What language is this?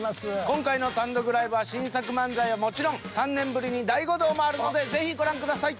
Japanese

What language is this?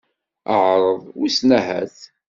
Kabyle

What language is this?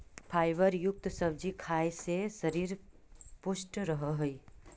Magahi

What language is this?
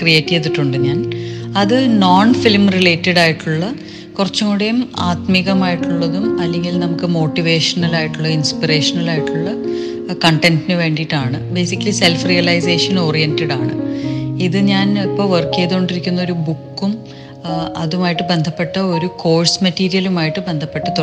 Malayalam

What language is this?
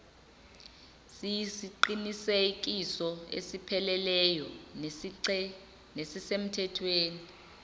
Zulu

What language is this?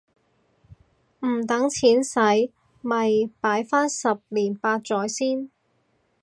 Cantonese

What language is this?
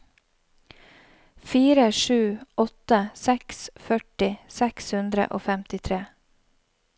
Norwegian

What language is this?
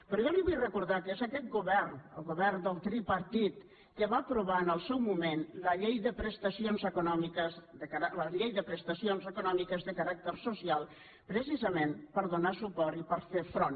Catalan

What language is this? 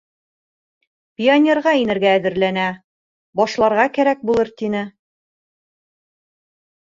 Bashkir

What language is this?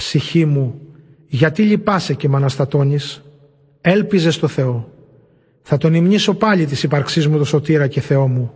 Greek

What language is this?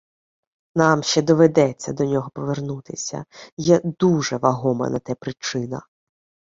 Ukrainian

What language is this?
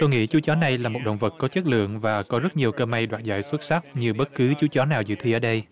Vietnamese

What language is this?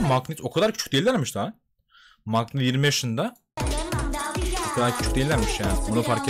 Turkish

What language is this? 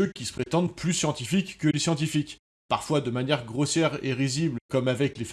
French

